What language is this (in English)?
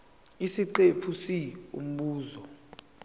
Zulu